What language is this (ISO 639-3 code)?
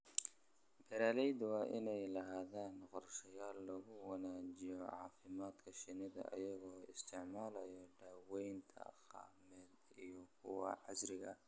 som